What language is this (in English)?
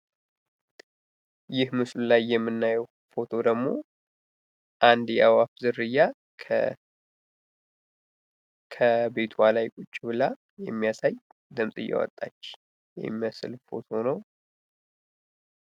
Amharic